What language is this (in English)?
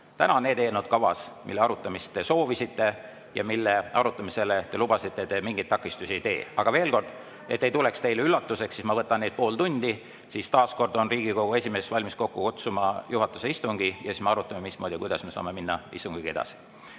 Estonian